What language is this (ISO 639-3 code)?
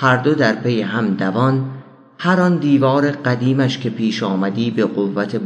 fas